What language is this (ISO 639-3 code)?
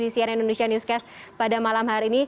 ind